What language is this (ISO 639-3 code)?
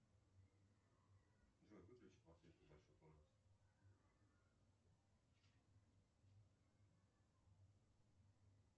rus